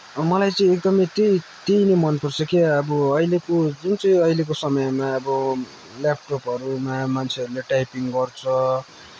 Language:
Nepali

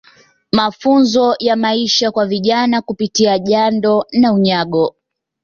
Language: Swahili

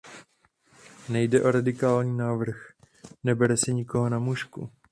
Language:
Czech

